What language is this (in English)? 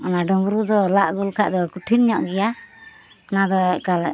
Santali